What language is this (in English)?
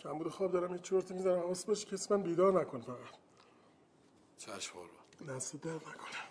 Persian